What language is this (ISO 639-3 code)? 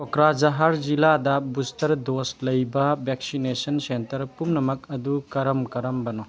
mni